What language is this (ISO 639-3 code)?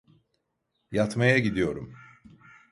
tur